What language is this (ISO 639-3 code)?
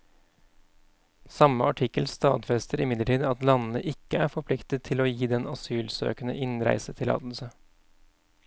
nor